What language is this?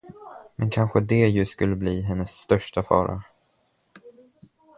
Swedish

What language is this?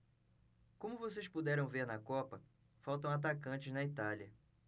Portuguese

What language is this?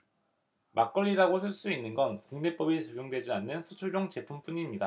Korean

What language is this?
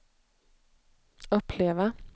Swedish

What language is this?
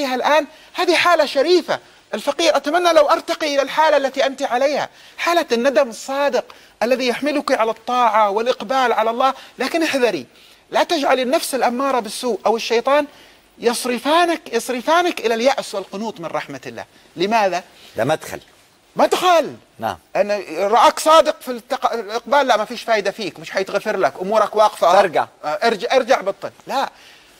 Arabic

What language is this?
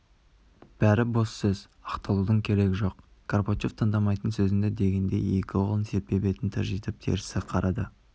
Kazakh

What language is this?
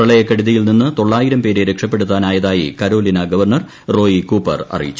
Malayalam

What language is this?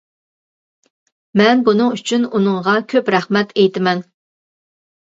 Uyghur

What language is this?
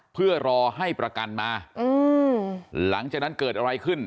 Thai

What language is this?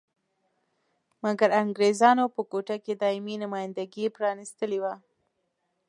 Pashto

